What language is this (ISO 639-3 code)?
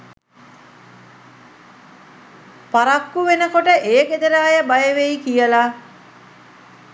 sin